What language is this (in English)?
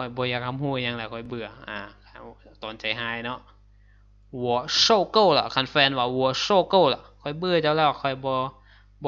Thai